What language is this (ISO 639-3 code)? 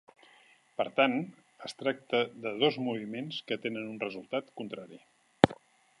cat